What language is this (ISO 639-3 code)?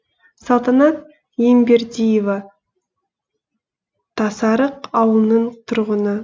kaz